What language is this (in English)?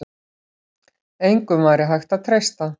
Icelandic